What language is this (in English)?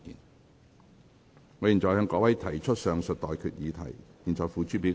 Cantonese